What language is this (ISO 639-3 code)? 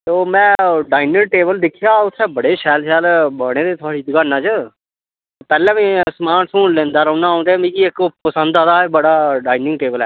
doi